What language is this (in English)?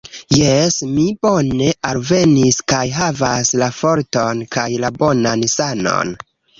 Esperanto